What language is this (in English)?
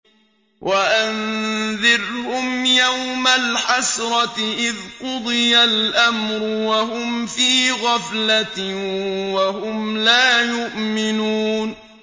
Arabic